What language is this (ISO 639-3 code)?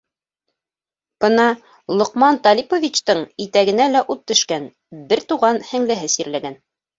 bak